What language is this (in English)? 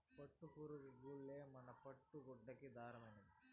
Telugu